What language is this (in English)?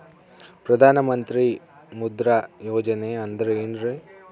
Kannada